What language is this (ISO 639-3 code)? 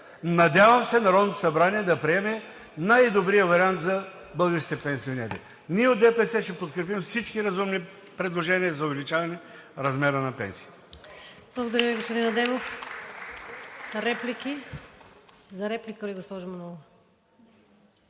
bul